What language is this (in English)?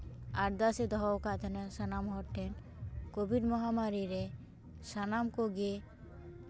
Santali